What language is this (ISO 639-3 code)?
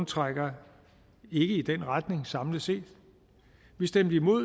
dan